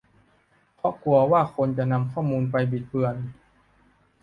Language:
Thai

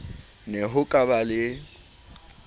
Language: Southern Sotho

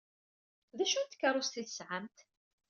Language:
Kabyle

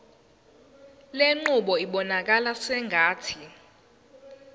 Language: Zulu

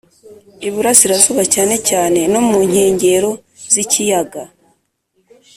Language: Kinyarwanda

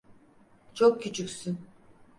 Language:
Turkish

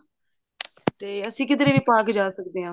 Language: Punjabi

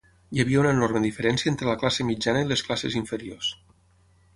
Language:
Catalan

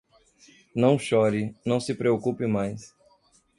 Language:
Portuguese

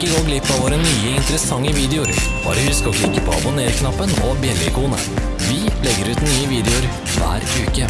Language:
Norwegian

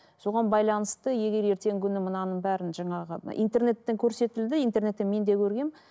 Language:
Kazakh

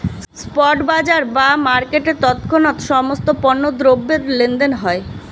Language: Bangla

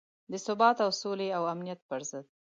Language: Pashto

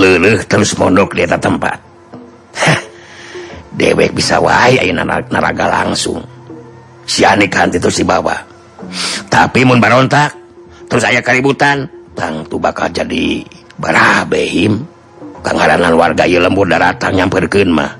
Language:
Indonesian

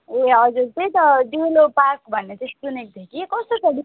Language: Nepali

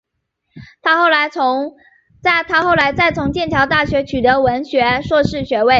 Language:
Chinese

